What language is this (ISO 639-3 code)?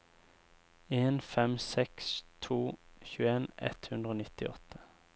nor